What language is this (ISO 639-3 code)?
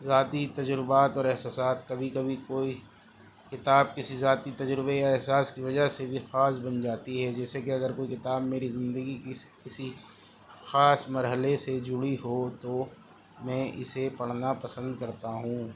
urd